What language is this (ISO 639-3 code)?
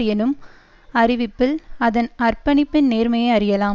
tam